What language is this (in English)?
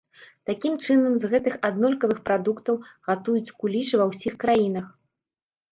Belarusian